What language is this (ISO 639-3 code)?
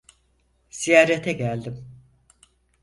tur